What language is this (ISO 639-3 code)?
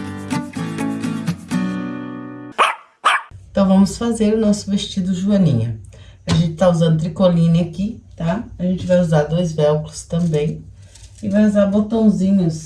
por